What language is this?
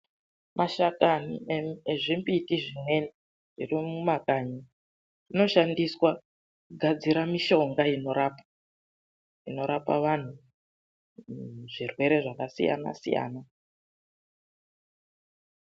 Ndau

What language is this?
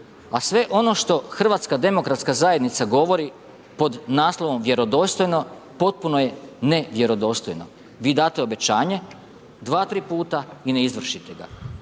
Croatian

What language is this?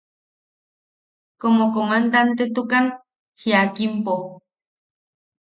Yaqui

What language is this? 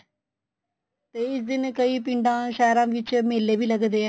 Punjabi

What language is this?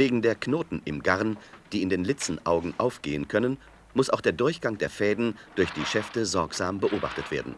German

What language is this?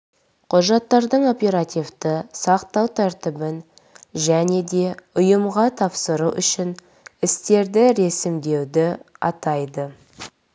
Kazakh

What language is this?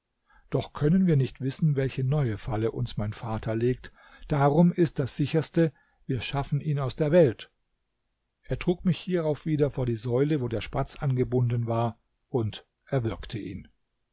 German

